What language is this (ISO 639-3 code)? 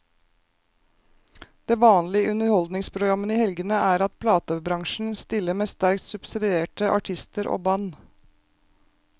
nor